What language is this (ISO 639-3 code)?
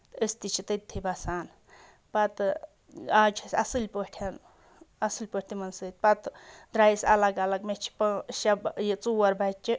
kas